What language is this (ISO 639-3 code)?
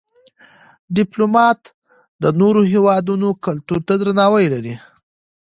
pus